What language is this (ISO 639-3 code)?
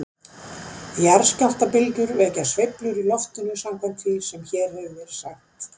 isl